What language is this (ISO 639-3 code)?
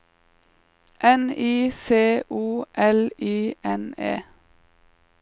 nor